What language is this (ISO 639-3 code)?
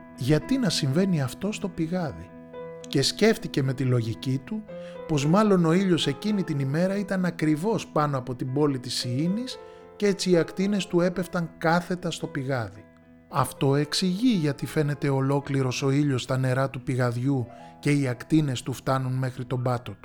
ell